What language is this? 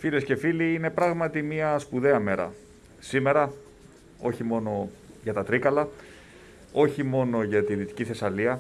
Greek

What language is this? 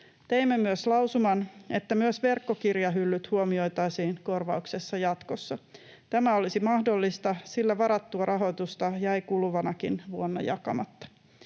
Finnish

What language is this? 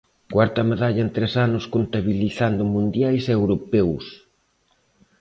Galician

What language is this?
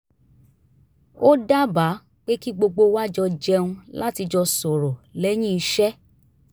Yoruba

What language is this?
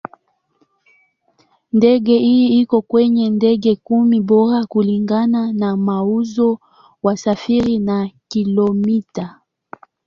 Swahili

